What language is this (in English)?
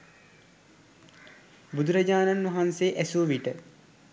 Sinhala